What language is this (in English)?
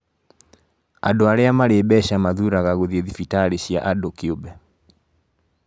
Kikuyu